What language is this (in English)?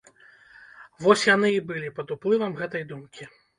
Belarusian